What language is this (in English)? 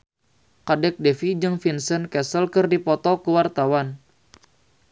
Sundanese